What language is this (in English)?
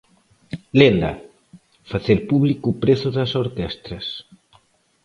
Galician